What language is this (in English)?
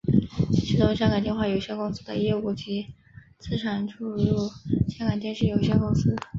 Chinese